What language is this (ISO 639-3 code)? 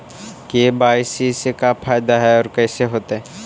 mag